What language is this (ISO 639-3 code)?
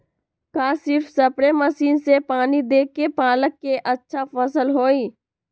mag